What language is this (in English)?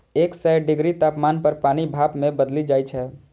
Maithili